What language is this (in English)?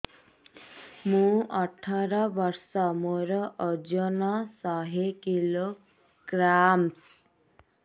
Odia